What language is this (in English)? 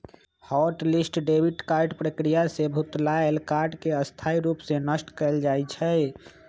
Magahi